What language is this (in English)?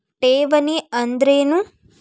Kannada